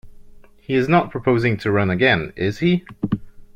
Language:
English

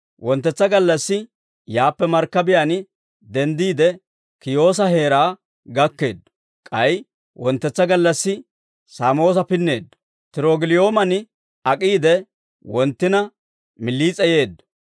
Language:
Dawro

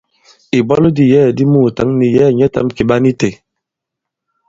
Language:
Bankon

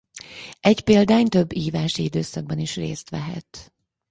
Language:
Hungarian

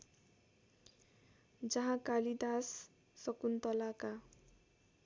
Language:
Nepali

